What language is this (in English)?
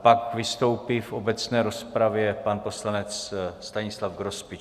Czech